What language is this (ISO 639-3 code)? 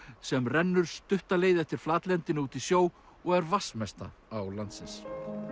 isl